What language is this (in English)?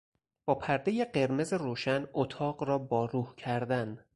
Persian